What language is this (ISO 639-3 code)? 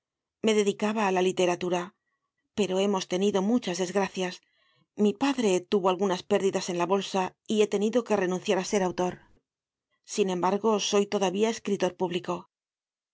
spa